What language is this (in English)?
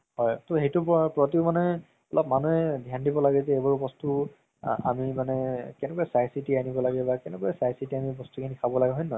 Assamese